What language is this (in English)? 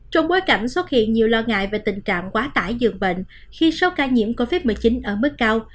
Vietnamese